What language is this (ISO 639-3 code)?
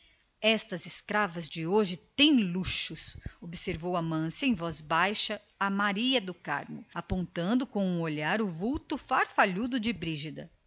por